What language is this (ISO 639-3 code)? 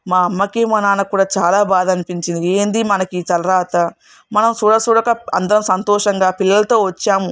tel